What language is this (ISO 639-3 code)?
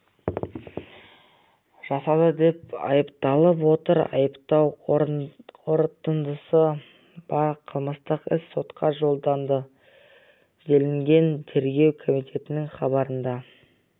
kaz